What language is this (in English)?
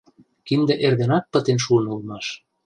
Mari